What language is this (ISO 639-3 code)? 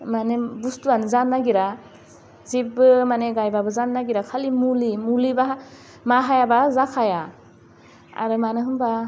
brx